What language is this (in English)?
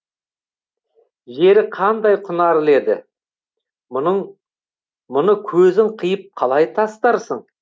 Kazakh